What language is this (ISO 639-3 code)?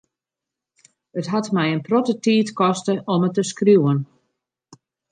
fry